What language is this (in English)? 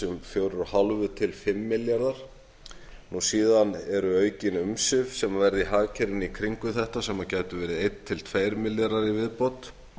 Icelandic